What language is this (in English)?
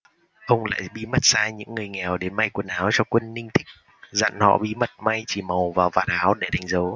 Vietnamese